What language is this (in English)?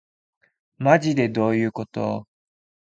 Japanese